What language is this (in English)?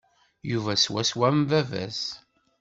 Kabyle